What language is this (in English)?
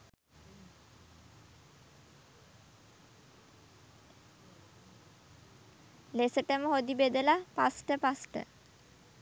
Sinhala